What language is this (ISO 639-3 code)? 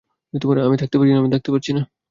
ben